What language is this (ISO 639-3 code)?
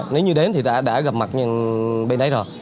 vie